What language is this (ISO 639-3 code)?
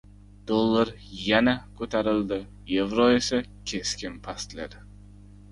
uzb